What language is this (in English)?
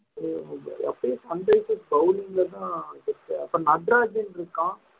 Tamil